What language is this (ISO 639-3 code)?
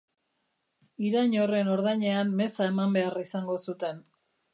eus